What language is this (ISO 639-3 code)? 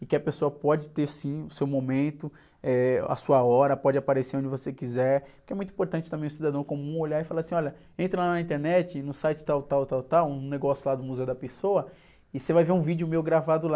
por